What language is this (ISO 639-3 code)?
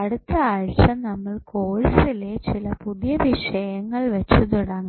mal